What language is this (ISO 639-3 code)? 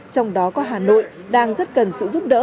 vie